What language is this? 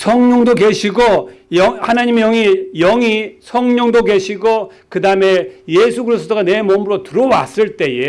Korean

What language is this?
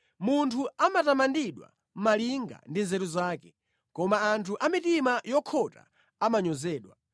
Nyanja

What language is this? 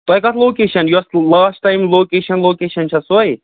Kashmiri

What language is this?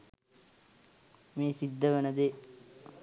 Sinhala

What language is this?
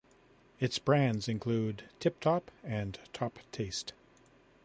English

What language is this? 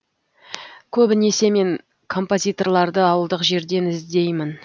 Kazakh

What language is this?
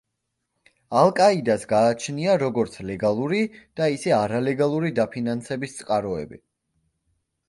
Georgian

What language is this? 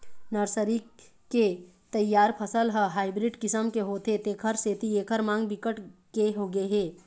Chhattisgarhi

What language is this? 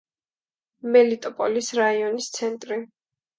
Georgian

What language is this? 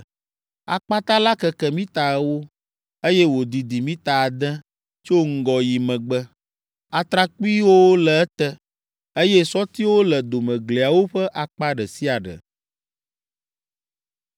Ewe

